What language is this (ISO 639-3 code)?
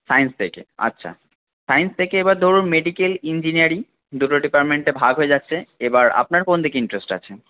ben